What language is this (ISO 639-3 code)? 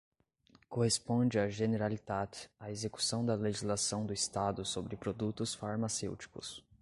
por